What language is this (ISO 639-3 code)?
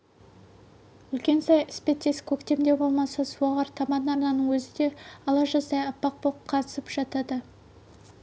kaz